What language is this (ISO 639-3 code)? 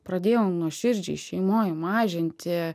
lit